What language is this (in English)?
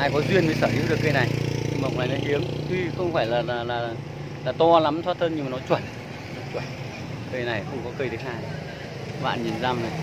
Vietnamese